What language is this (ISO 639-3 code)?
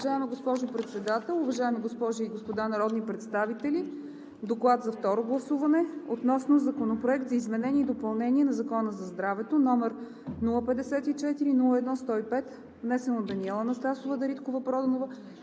bul